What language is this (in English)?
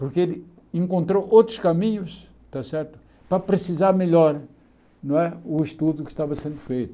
Portuguese